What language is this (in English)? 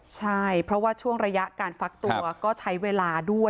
Thai